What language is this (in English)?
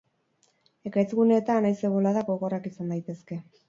Basque